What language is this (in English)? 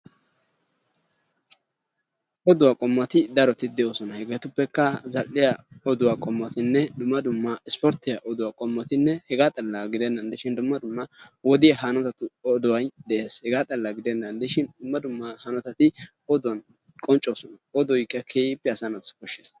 Wolaytta